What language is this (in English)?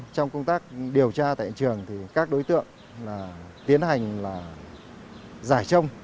Vietnamese